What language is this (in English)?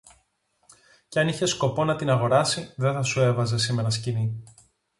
Greek